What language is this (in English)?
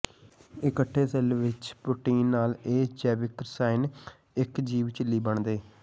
Punjabi